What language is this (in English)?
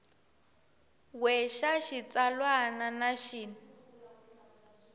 Tsonga